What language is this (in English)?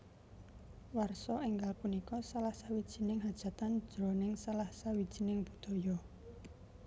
Javanese